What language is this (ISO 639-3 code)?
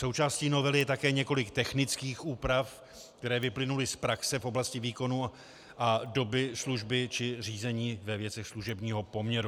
ces